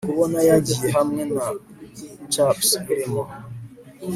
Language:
Kinyarwanda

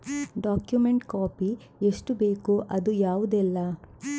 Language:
Kannada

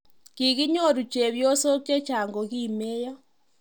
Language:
Kalenjin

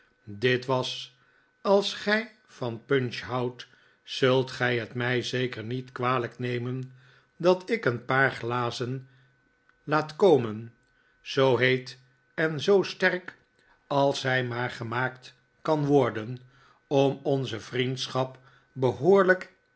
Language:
Dutch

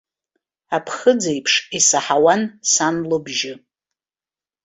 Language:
Abkhazian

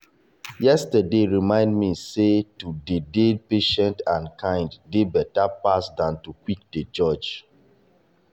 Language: Nigerian Pidgin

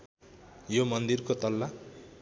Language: Nepali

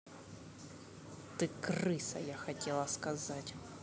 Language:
Russian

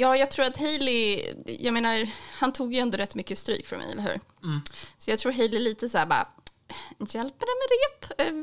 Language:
Swedish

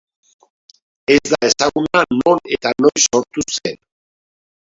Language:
Basque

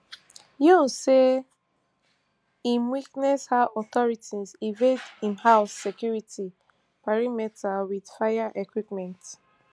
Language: Nigerian Pidgin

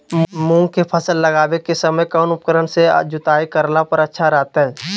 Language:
Magahi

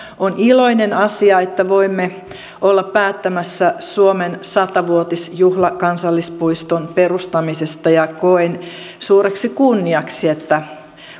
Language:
Finnish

